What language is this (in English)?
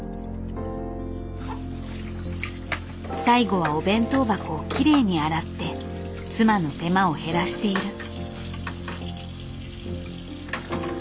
Japanese